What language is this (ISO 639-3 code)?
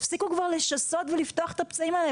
heb